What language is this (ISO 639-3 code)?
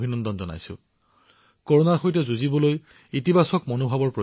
asm